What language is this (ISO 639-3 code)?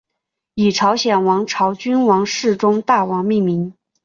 zho